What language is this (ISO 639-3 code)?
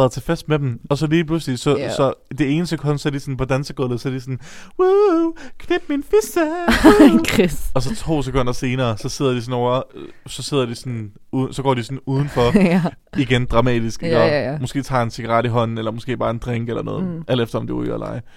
dan